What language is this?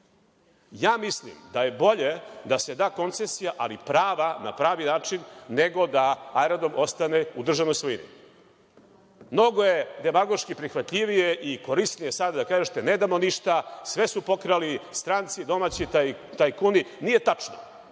Serbian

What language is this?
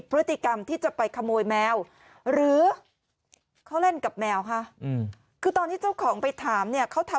Thai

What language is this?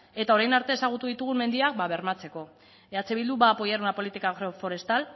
Basque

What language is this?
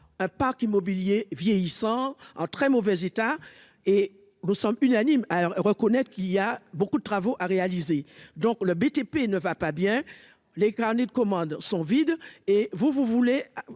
French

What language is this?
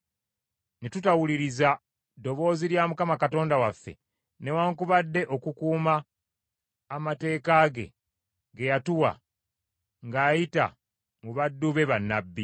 Ganda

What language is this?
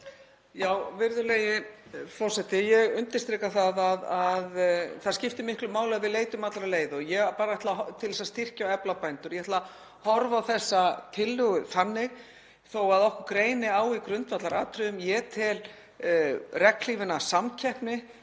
Icelandic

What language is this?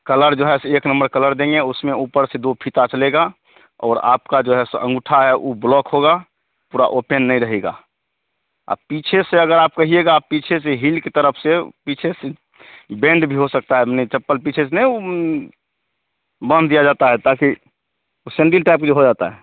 Hindi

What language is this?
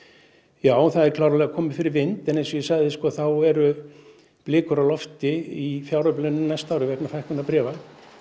Icelandic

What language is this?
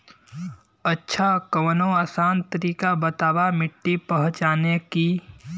Bhojpuri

